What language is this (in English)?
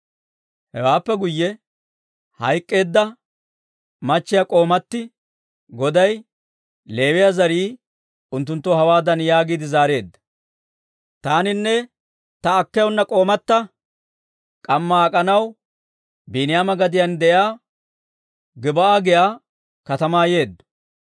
Dawro